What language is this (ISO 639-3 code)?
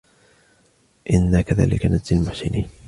ara